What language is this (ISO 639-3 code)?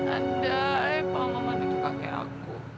ind